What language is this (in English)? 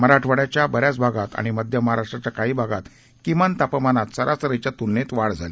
Marathi